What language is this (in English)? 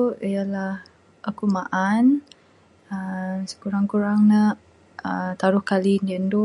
Bukar-Sadung Bidayuh